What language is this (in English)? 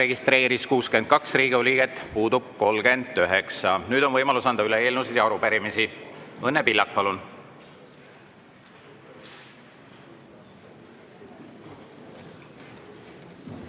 Estonian